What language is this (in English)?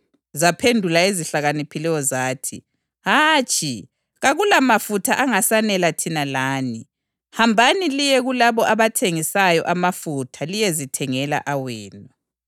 North Ndebele